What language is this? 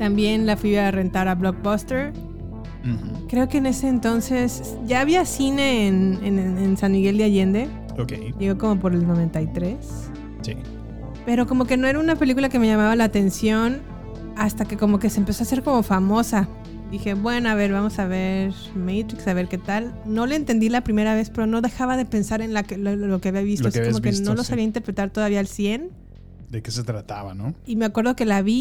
Spanish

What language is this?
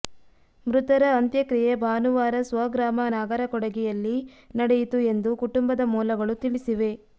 Kannada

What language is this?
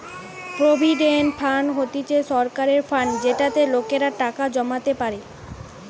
Bangla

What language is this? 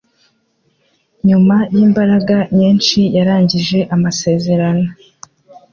Kinyarwanda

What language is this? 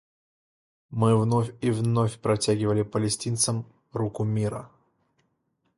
Russian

